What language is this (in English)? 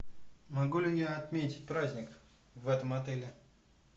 Russian